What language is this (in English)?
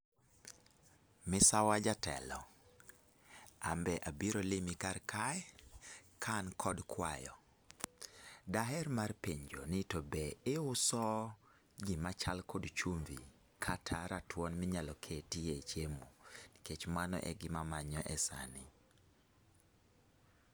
Luo (Kenya and Tanzania)